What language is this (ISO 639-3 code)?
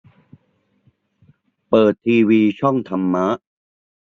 tha